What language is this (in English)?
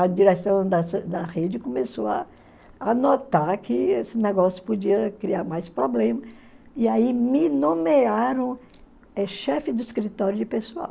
Portuguese